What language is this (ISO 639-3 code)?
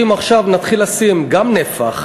heb